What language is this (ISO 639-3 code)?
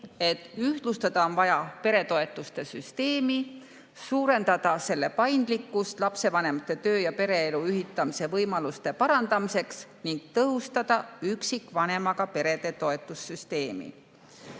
est